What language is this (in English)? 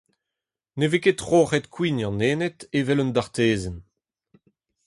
Breton